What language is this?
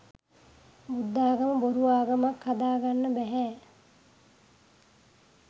Sinhala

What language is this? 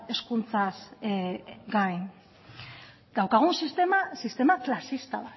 Basque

